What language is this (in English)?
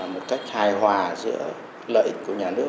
Vietnamese